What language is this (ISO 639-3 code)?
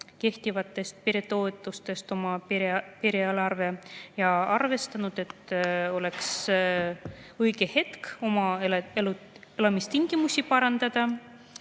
est